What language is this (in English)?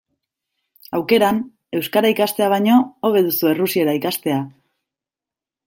Basque